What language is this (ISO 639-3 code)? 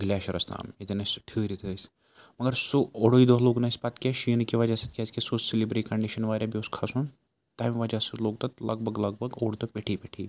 kas